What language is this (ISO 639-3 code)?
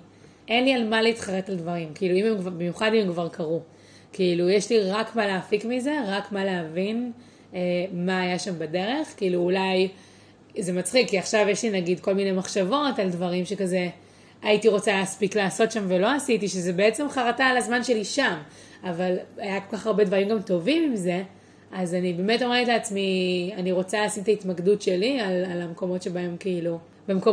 heb